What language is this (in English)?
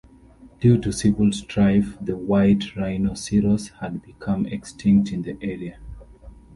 English